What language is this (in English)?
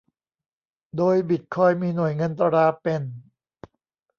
Thai